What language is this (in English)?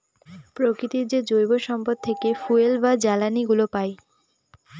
Bangla